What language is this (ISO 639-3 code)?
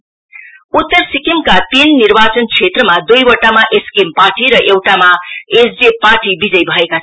nep